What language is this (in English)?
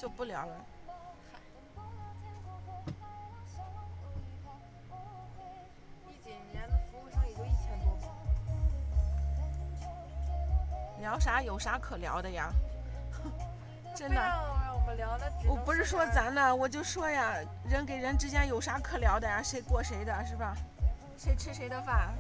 Chinese